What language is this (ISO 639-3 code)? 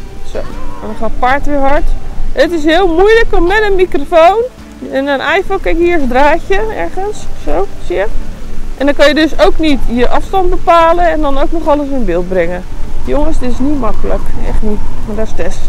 nld